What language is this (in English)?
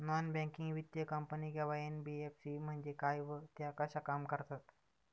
Marathi